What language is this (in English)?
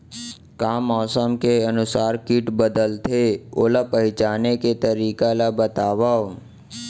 Chhattisgarhi